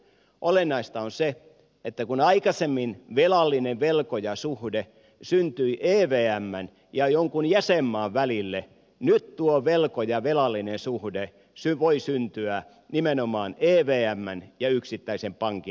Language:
Finnish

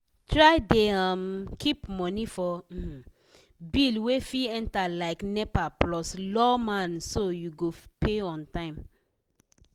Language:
Nigerian Pidgin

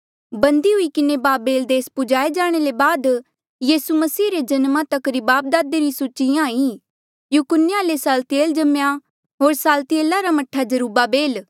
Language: Mandeali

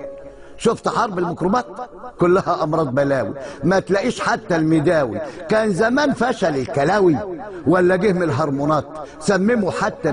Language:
Arabic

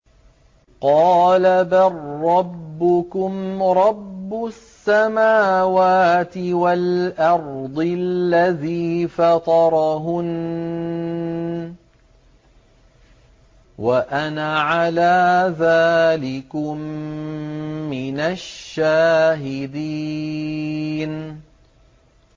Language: Arabic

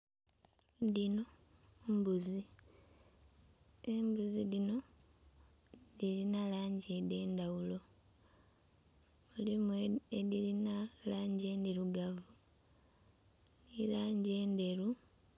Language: Soga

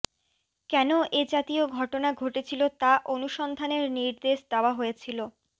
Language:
Bangla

